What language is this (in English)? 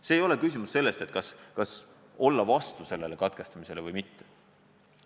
Estonian